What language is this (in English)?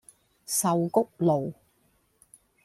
Cantonese